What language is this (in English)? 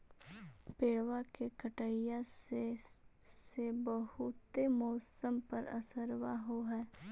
Magahi